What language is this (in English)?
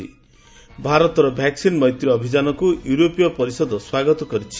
Odia